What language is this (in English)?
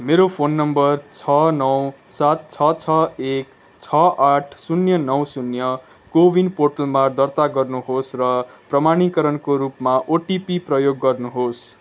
Nepali